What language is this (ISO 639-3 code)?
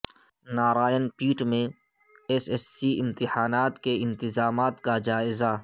urd